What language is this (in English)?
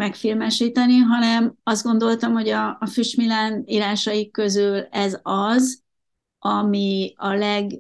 Hungarian